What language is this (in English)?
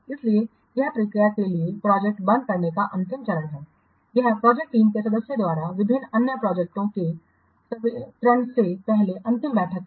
Hindi